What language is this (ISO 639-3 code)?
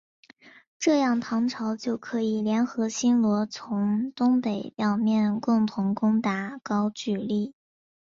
zho